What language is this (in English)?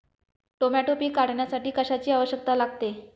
Marathi